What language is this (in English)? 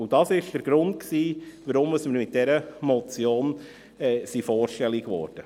Swiss German